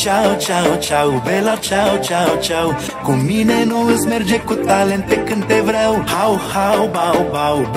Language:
Romanian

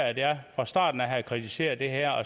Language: Danish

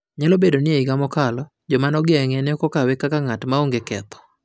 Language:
Luo (Kenya and Tanzania)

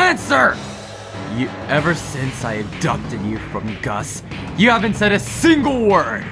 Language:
English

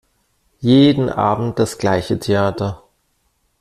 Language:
German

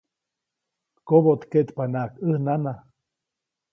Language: Copainalá Zoque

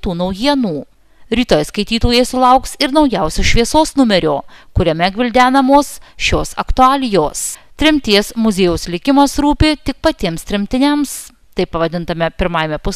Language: Lithuanian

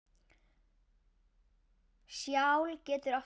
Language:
Icelandic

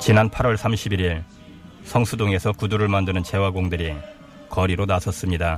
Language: Korean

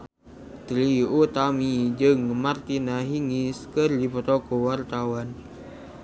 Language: Sundanese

